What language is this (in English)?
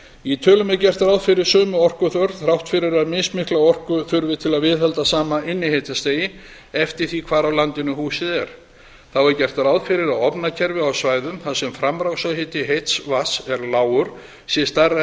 Icelandic